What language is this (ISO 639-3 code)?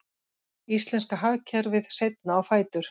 isl